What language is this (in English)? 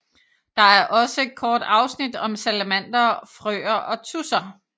Danish